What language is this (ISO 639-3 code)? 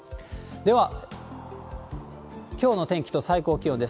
jpn